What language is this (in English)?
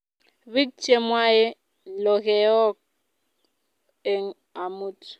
Kalenjin